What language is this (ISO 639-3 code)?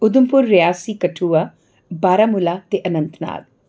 doi